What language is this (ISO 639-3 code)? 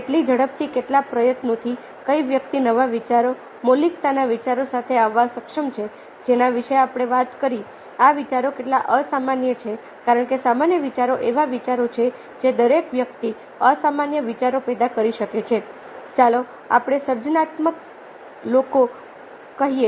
guj